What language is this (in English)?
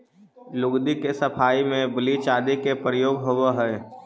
Magahi